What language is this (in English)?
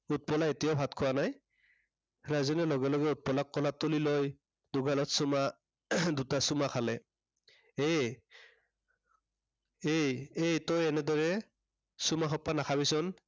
Assamese